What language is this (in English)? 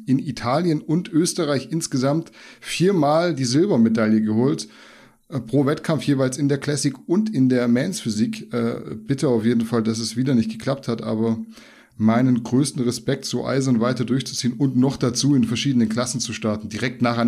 German